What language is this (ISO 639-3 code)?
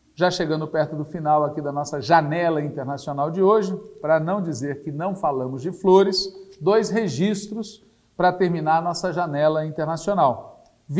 por